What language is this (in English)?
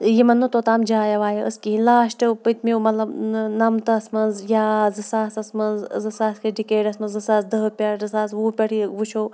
Kashmiri